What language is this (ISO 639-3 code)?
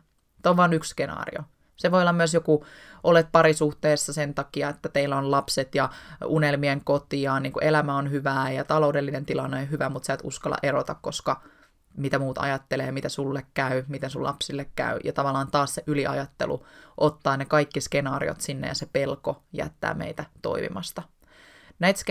fin